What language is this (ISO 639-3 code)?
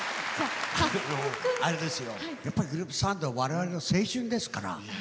jpn